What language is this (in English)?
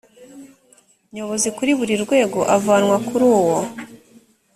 Kinyarwanda